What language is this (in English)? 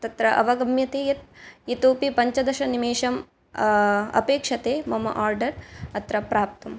Sanskrit